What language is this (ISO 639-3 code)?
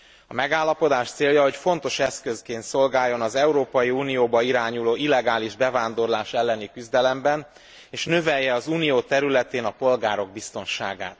hun